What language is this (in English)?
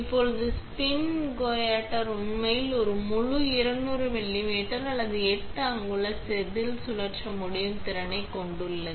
Tamil